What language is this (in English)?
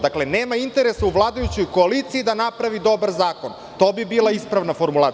Serbian